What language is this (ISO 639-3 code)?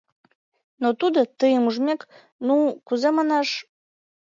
chm